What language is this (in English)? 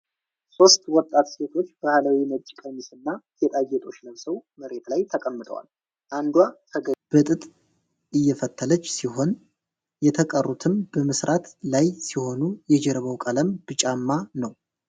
Amharic